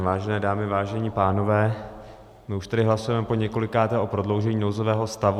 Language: Czech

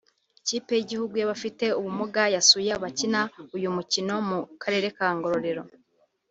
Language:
Kinyarwanda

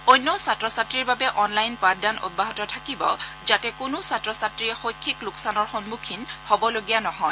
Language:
Assamese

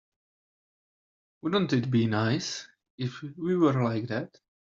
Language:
English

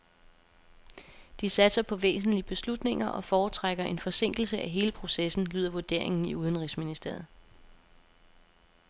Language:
Danish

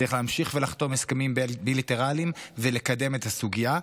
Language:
Hebrew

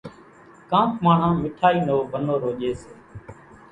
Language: Kachi Koli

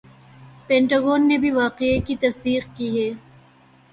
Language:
Urdu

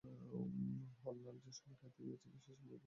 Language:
Bangla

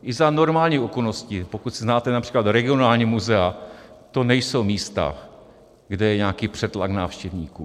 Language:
Czech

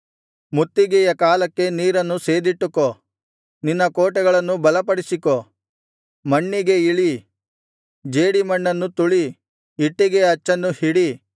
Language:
Kannada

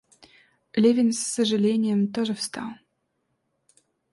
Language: Russian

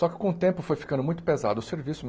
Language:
Portuguese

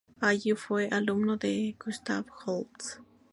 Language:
Spanish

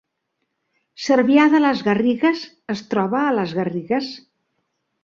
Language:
Catalan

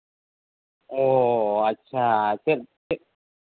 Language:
Santali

